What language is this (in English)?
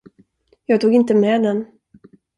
Swedish